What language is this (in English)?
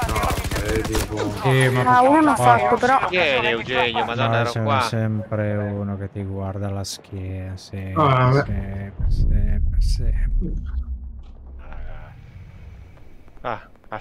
Italian